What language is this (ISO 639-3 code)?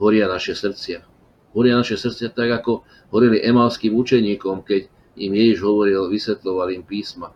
slk